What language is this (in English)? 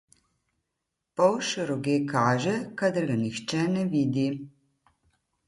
Slovenian